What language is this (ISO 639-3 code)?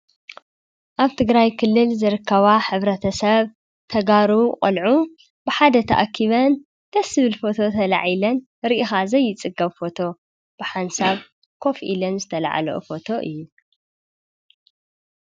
tir